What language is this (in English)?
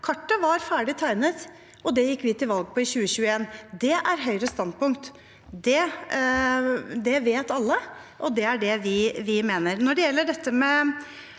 Norwegian